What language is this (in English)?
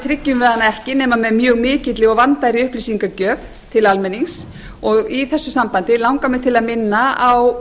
Icelandic